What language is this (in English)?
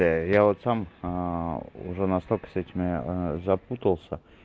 Russian